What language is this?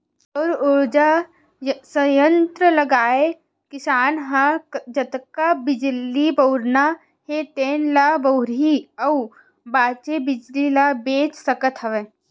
Chhattisgarhi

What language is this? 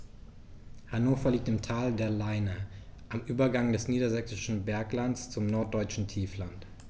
German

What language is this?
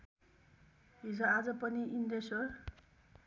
Nepali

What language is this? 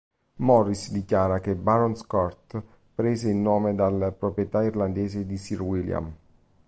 Italian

